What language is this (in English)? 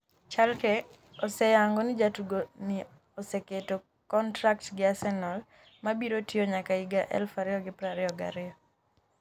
Luo (Kenya and Tanzania)